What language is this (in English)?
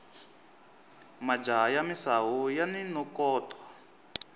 Tsonga